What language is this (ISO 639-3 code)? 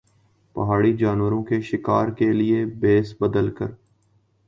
urd